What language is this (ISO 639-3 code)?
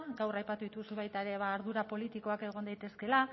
eus